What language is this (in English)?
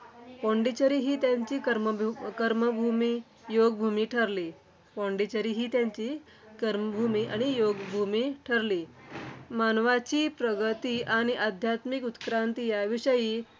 Marathi